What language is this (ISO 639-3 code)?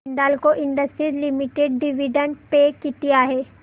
mar